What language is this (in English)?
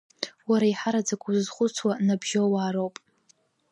Abkhazian